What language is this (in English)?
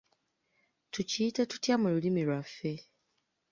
Ganda